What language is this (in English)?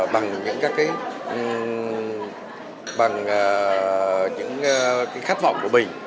Vietnamese